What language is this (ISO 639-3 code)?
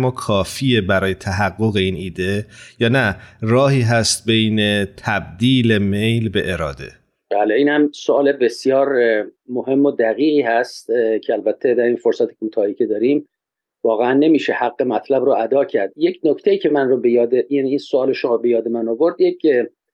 fas